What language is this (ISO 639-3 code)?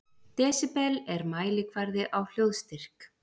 isl